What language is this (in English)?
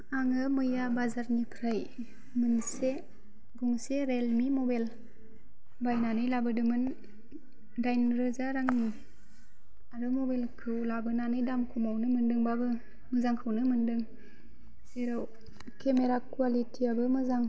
Bodo